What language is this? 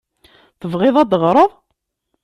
Kabyle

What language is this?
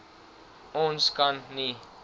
Afrikaans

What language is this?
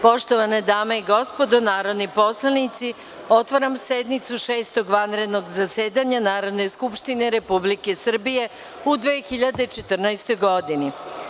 Serbian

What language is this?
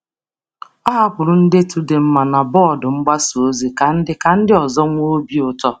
Igbo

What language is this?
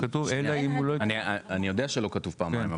Hebrew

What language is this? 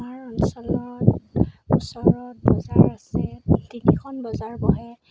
Assamese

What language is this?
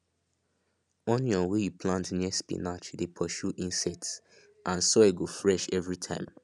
Nigerian Pidgin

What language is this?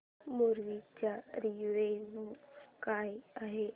Marathi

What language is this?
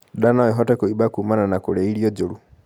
Kikuyu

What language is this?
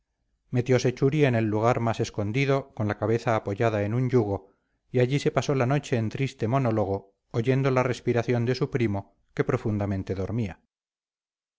Spanish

